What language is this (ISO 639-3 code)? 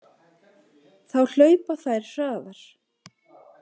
isl